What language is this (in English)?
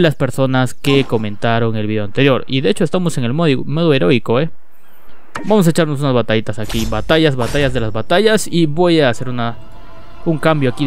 Spanish